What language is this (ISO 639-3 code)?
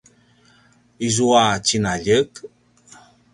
pwn